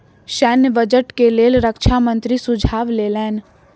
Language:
Maithili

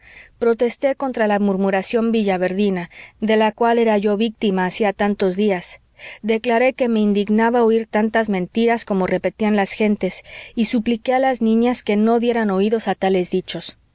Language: Spanish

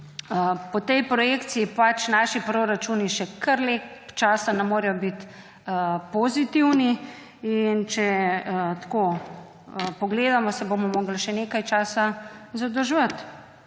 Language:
Slovenian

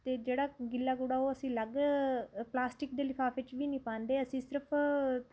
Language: Punjabi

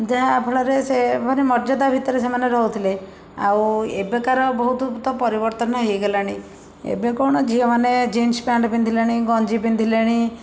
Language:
Odia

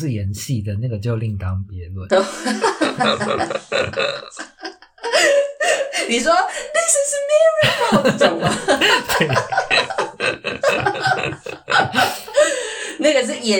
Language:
Chinese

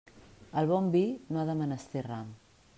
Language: Catalan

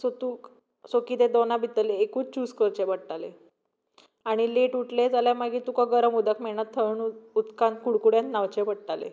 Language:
Konkani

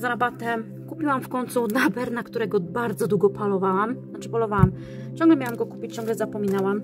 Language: Polish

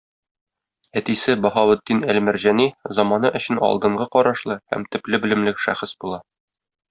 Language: Tatar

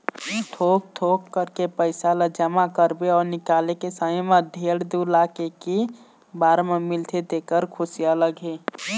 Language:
Chhattisgarhi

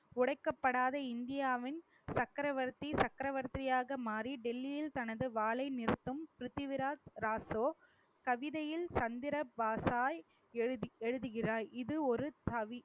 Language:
Tamil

